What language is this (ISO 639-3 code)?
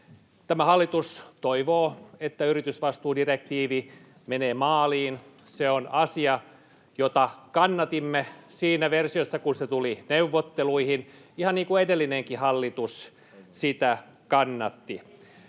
fin